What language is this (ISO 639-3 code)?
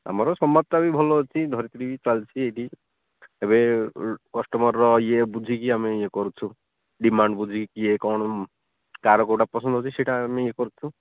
ori